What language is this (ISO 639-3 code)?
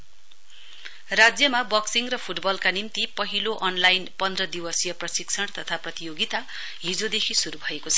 nep